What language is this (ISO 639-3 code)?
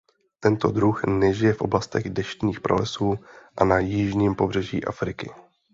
ces